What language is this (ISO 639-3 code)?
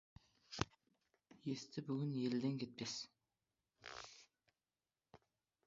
kaz